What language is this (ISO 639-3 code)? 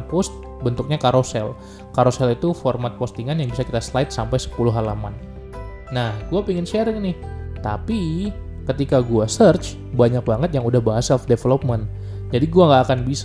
ind